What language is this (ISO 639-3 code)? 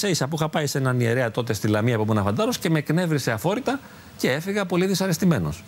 ell